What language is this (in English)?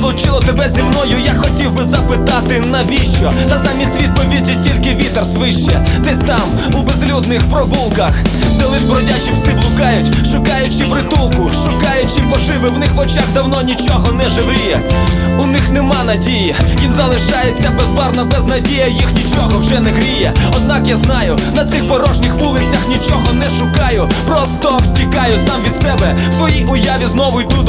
Ukrainian